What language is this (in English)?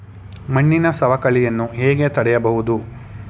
Kannada